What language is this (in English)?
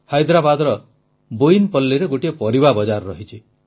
Odia